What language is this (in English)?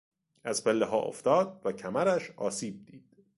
Persian